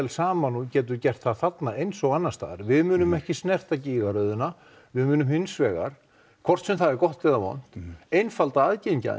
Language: Icelandic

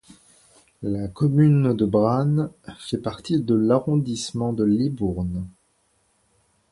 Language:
French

